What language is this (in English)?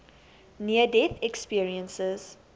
English